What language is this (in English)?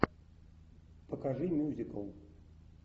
Russian